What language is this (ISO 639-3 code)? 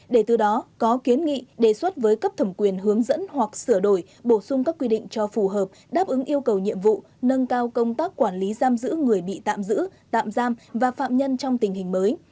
vie